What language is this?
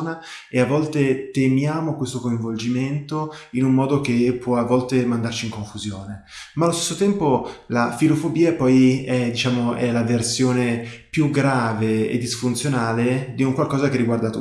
Italian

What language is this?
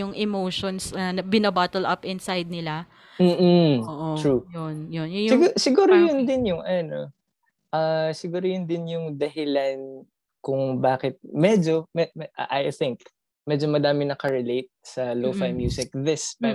Filipino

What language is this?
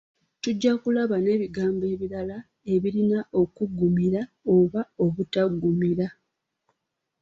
Ganda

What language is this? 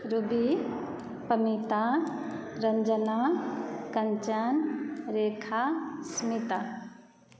Maithili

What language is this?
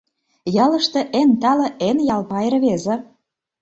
Mari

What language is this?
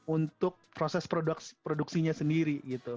Indonesian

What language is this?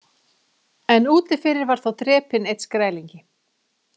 Icelandic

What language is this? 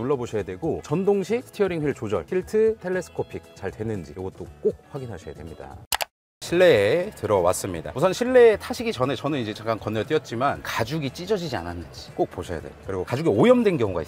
Korean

